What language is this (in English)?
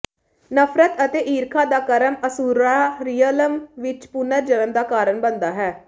Punjabi